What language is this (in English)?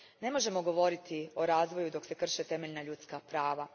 Croatian